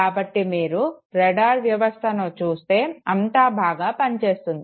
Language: Telugu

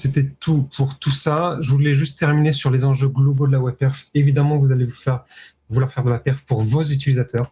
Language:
French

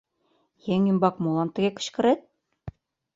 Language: Mari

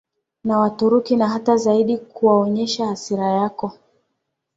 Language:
Swahili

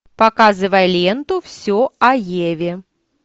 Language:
Russian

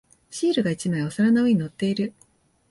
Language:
Japanese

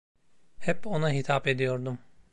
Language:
Turkish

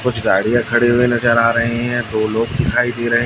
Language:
Hindi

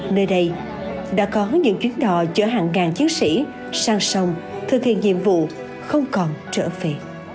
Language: Vietnamese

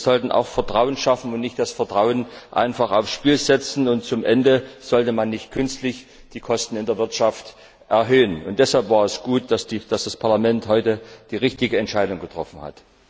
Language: German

